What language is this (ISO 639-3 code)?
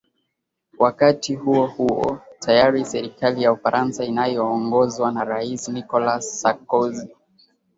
swa